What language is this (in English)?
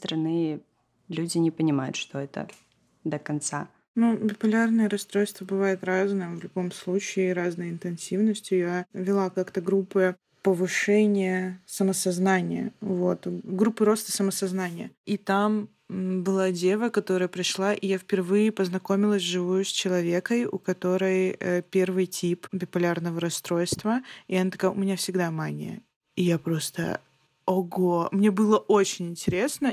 Russian